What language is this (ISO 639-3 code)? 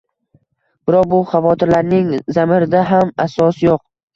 uzb